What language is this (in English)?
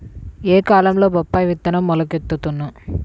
Telugu